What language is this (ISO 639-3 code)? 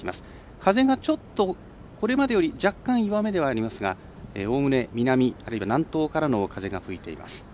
jpn